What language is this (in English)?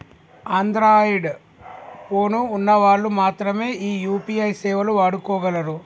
Telugu